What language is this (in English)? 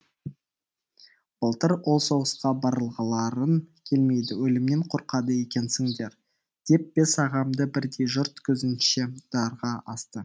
Kazakh